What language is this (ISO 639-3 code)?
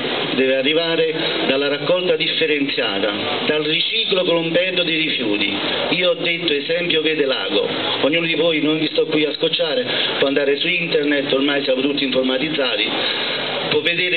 ita